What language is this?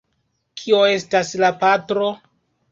Esperanto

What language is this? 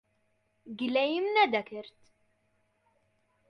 Central Kurdish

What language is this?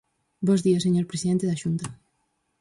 Galician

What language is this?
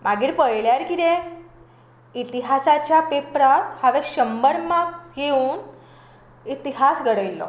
Konkani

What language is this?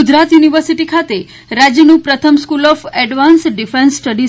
Gujarati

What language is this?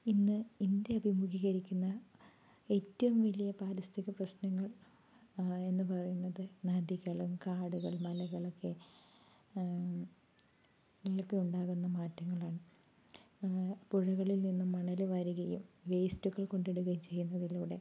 Malayalam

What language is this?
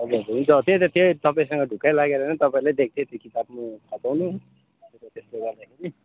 Nepali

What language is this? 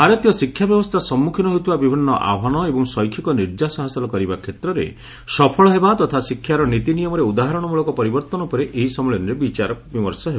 Odia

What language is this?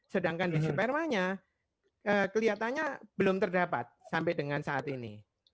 Indonesian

